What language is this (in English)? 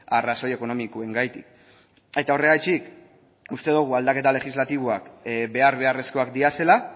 Basque